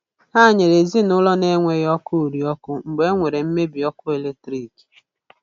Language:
Igbo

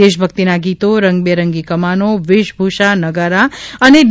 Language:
Gujarati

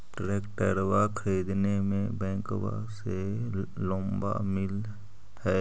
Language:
Magahi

